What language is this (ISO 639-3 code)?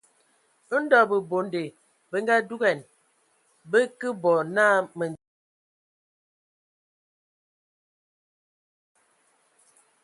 ewo